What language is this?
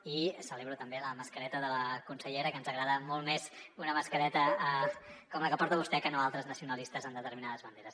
Catalan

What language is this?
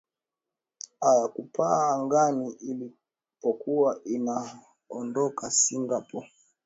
Swahili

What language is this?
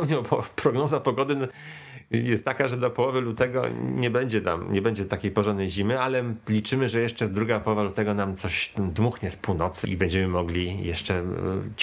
Polish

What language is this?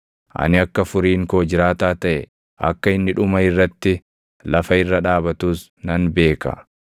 Oromo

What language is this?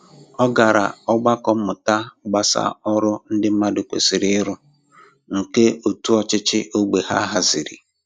Igbo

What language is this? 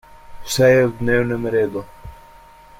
Slovenian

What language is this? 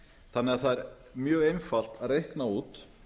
Icelandic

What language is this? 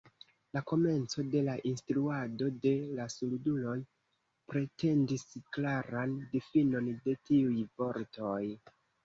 Esperanto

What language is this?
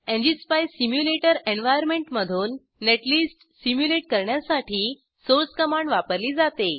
Marathi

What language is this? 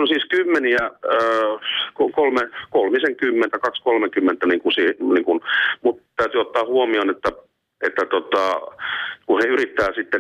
Finnish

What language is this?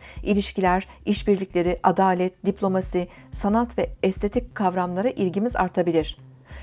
Turkish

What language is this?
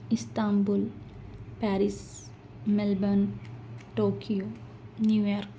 Urdu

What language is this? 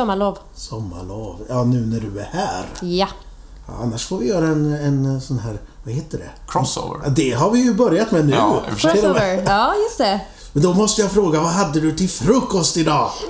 Swedish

